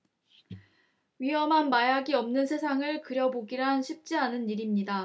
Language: Korean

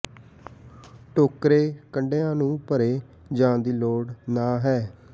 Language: Punjabi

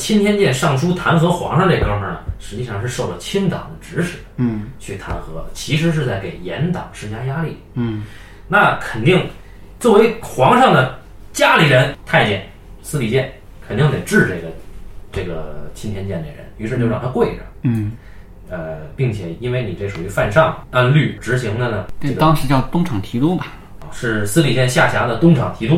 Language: Chinese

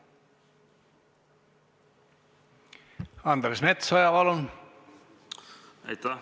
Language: Estonian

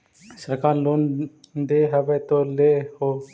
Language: Magahi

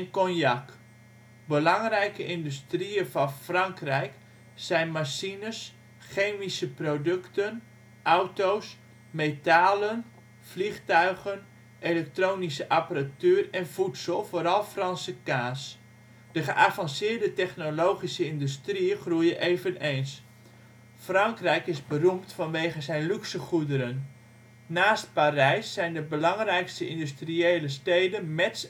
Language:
Dutch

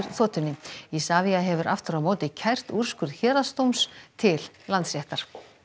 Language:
Icelandic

